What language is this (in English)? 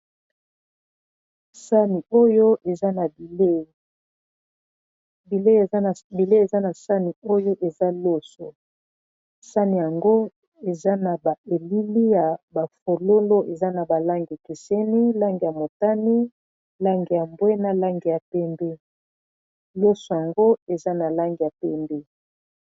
Lingala